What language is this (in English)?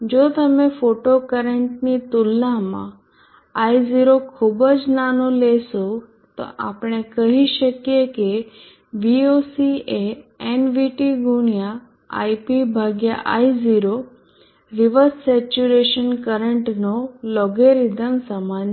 Gujarati